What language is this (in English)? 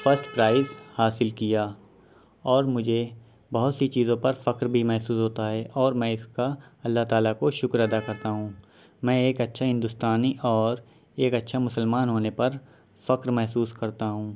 Urdu